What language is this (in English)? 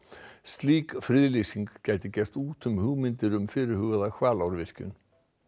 Icelandic